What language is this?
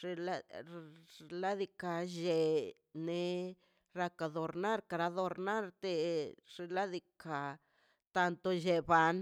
Mazaltepec Zapotec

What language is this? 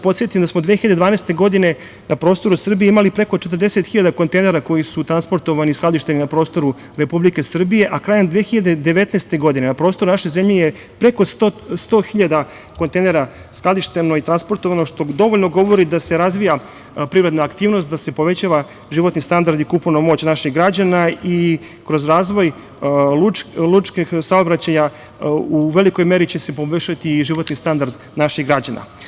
Serbian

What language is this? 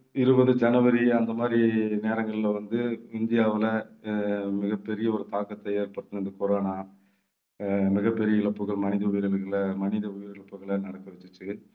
Tamil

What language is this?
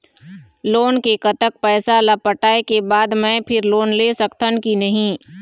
Chhattisgarhi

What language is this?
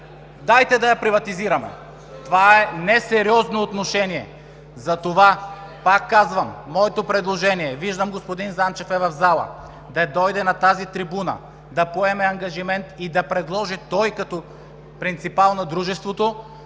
Bulgarian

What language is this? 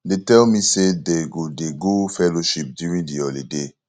Nigerian Pidgin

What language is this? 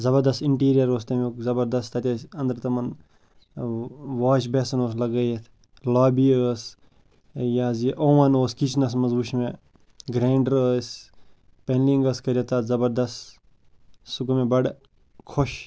Kashmiri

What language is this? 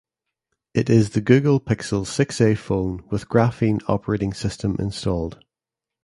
English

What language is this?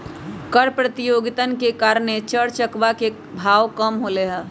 Magahi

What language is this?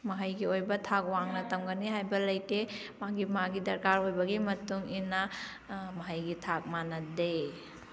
Manipuri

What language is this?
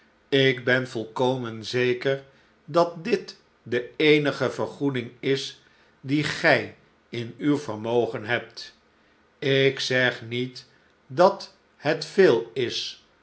Dutch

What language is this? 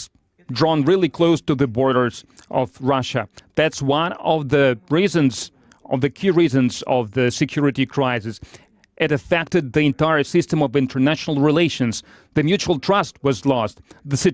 English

